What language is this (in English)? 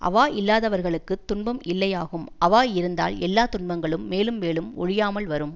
Tamil